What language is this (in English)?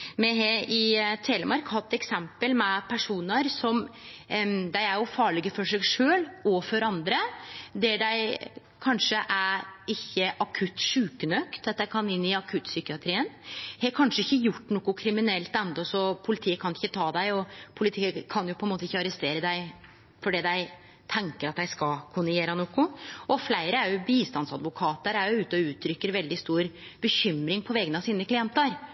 Norwegian Nynorsk